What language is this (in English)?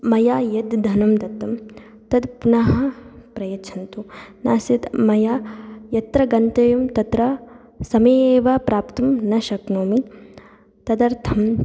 Sanskrit